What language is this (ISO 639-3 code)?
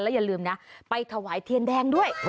tha